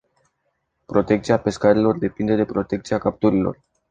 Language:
Romanian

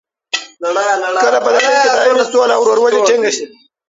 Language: Pashto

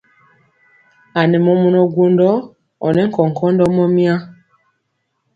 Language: Mpiemo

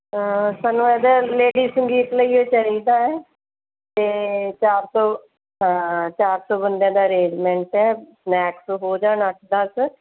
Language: Punjabi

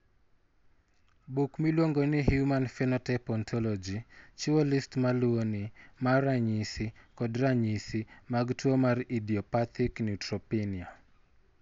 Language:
Luo (Kenya and Tanzania)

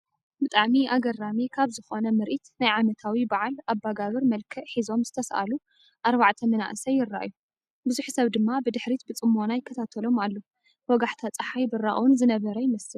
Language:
Tigrinya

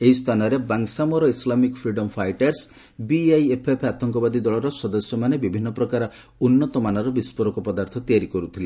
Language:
Odia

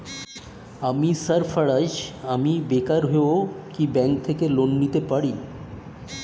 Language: Bangla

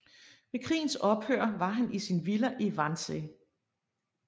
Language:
Danish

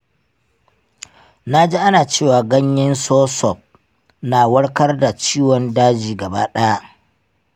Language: Hausa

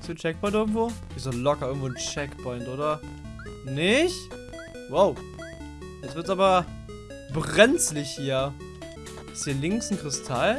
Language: German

